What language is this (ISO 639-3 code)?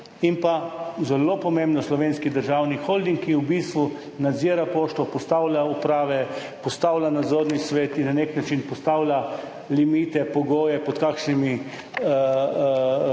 slv